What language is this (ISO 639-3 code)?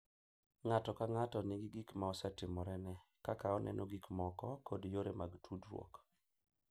luo